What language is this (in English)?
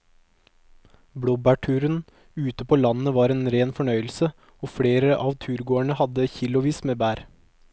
Norwegian